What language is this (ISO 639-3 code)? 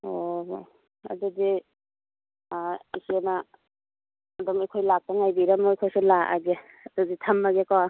mni